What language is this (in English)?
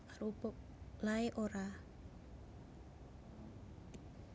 Javanese